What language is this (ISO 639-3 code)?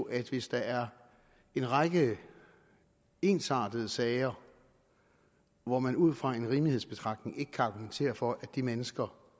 dan